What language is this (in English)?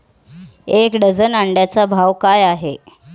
Marathi